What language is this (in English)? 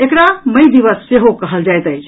Maithili